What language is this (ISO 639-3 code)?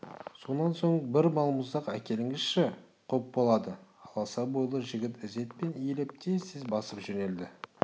kaz